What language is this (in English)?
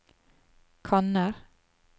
Norwegian